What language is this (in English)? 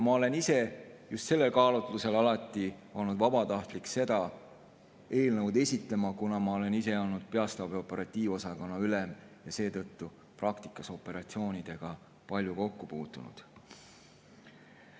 Estonian